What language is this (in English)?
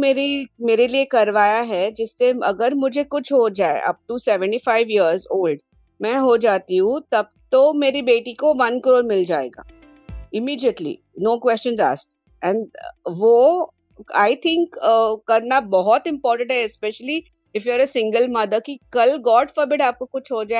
Hindi